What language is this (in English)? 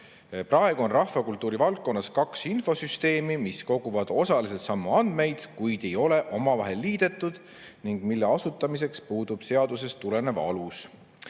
Estonian